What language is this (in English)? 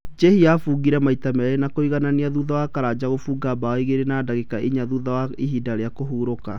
Kikuyu